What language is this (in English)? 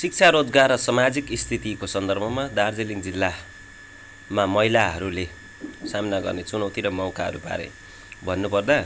Nepali